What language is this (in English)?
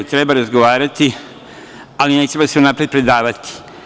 Serbian